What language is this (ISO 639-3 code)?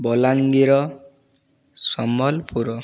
ori